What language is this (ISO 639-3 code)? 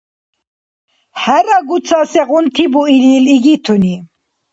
dar